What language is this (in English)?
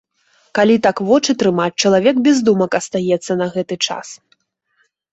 Belarusian